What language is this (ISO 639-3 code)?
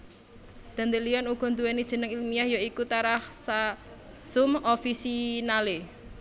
jav